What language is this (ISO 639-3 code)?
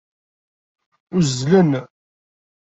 kab